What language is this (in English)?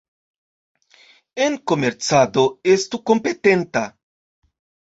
Esperanto